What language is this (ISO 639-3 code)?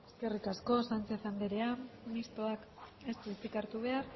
eus